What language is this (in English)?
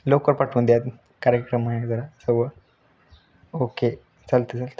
Marathi